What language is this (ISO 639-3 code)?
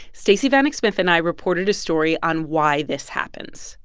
eng